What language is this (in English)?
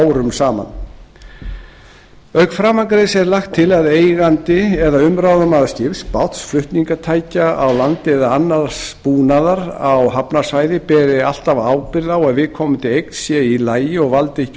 Icelandic